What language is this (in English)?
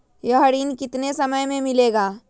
Magahi